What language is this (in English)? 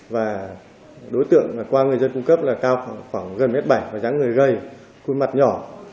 Vietnamese